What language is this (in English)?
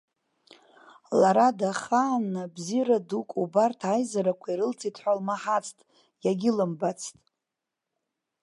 Abkhazian